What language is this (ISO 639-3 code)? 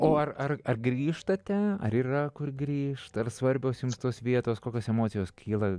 lit